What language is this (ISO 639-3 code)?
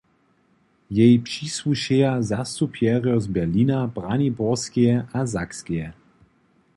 hsb